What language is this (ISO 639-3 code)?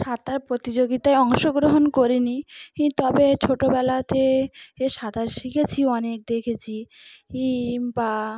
ben